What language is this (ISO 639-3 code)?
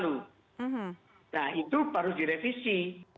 ind